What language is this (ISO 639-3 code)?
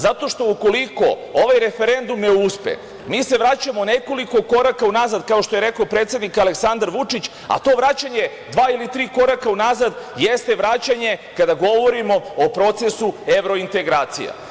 srp